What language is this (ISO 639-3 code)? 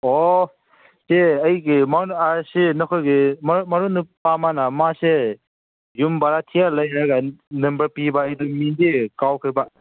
mni